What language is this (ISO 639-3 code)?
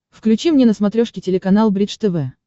rus